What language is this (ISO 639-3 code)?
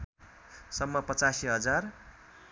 nep